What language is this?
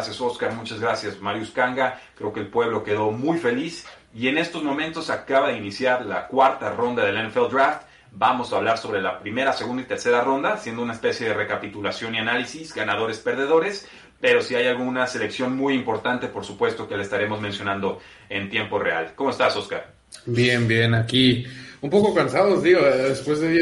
Spanish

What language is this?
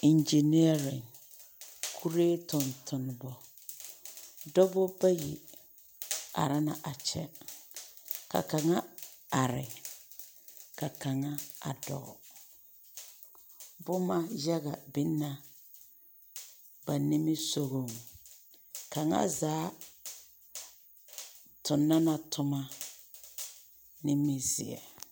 Southern Dagaare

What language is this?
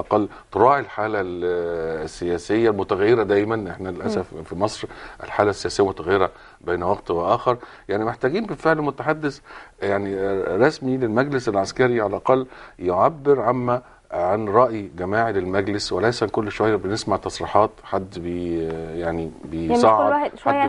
Arabic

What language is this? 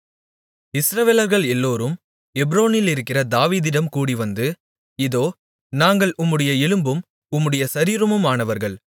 Tamil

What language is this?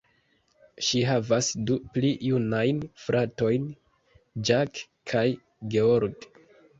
Esperanto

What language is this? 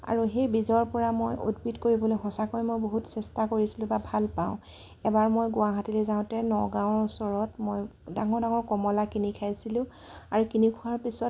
Assamese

